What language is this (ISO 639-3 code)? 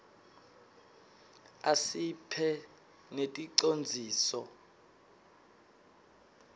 ssw